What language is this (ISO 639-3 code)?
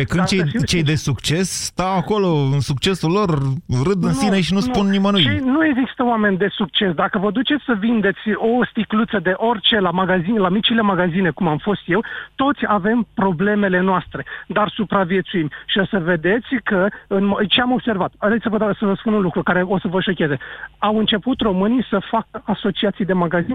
ron